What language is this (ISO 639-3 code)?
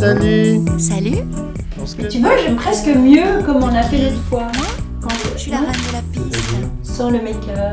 fra